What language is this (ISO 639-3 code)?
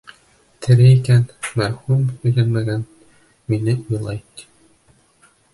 bak